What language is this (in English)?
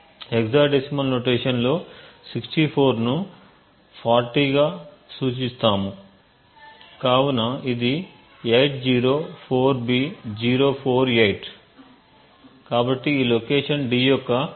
Telugu